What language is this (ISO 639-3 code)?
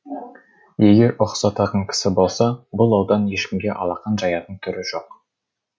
kaz